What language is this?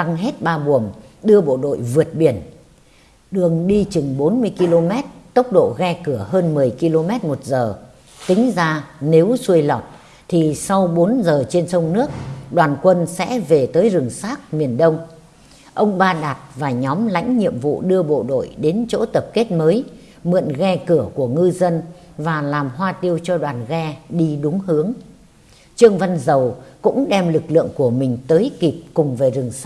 Vietnamese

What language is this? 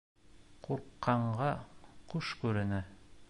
Bashkir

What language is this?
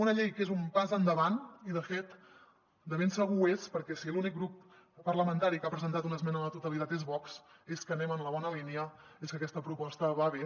Catalan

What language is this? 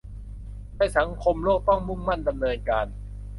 Thai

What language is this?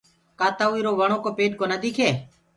Gurgula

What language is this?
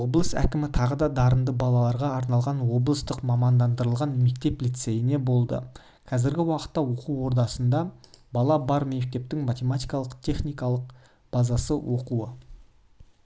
Kazakh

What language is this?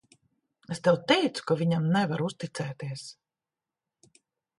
Latvian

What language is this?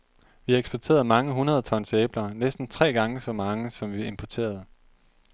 Danish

